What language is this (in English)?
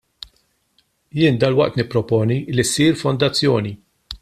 Maltese